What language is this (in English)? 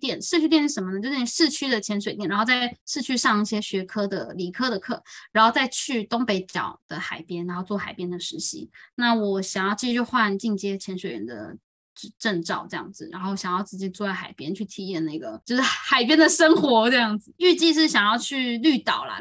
Chinese